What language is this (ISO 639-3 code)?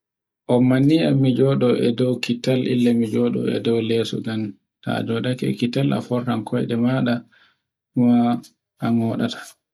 fue